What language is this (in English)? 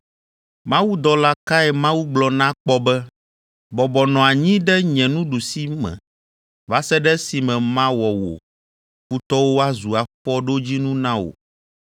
Ewe